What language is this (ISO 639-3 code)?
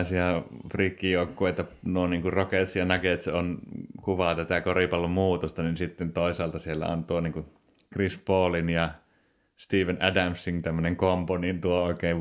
fin